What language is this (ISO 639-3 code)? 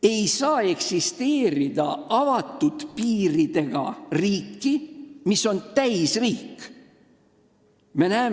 est